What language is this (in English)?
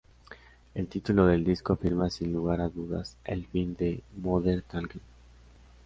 Spanish